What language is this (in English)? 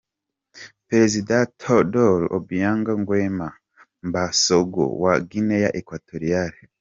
Kinyarwanda